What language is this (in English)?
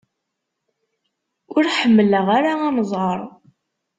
Kabyle